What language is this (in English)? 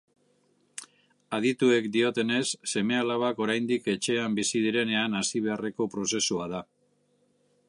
Basque